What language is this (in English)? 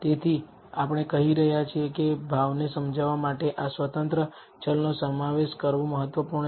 Gujarati